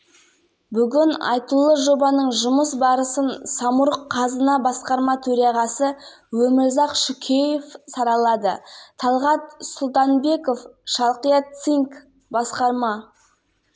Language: Kazakh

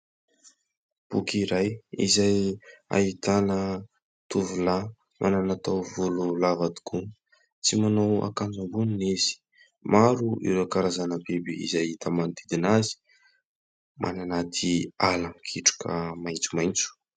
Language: Malagasy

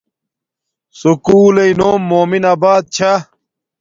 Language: Domaaki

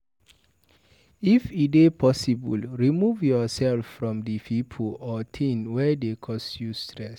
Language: Nigerian Pidgin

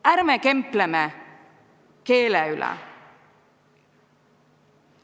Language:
Estonian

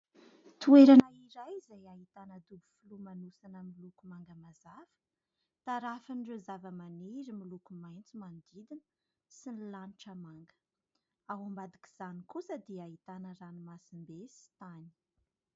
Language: Malagasy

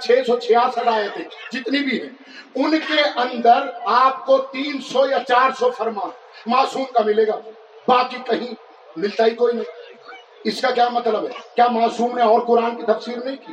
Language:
Urdu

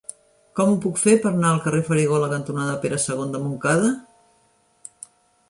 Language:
Catalan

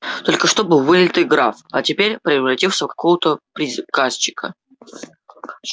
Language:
Russian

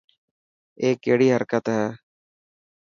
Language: Dhatki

